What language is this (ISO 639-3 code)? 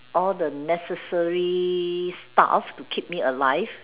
eng